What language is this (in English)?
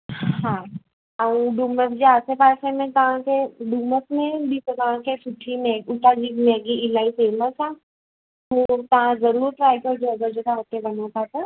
Sindhi